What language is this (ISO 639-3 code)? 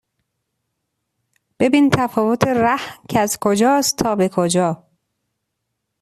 fas